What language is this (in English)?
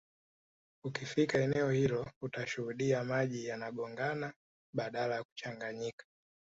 Swahili